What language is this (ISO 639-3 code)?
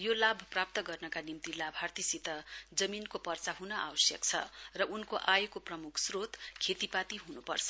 nep